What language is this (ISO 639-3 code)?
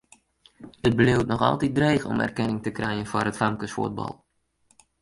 fry